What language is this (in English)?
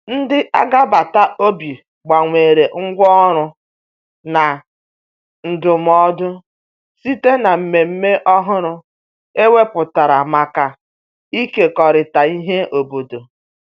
Igbo